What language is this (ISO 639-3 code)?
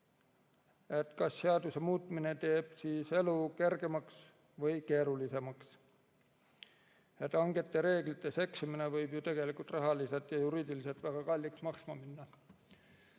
est